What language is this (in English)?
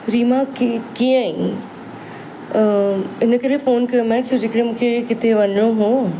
Sindhi